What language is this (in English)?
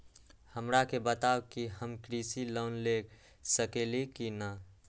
Magahi